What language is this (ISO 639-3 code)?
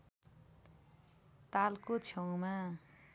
nep